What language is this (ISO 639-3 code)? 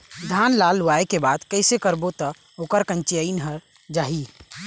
hne